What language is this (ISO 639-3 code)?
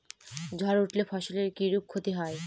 ben